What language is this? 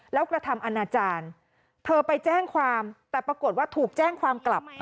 Thai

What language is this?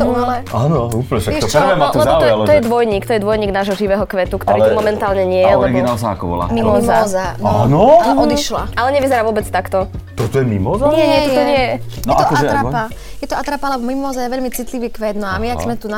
Slovak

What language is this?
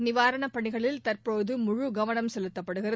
Tamil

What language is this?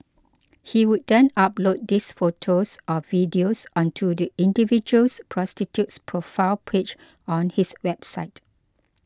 English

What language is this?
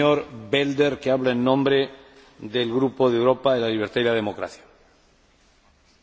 Dutch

